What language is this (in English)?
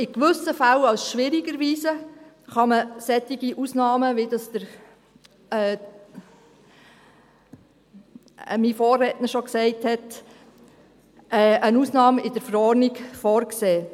Swiss German